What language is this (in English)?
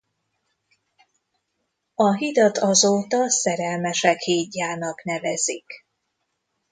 Hungarian